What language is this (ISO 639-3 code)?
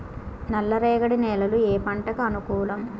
tel